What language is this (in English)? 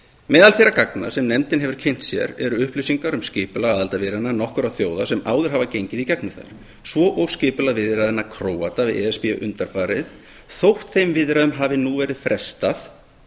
Icelandic